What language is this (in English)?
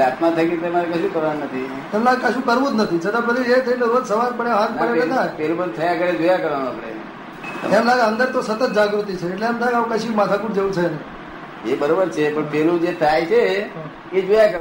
Gujarati